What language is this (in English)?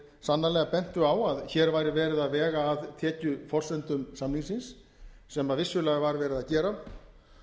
Icelandic